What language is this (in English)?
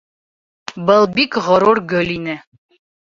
Bashkir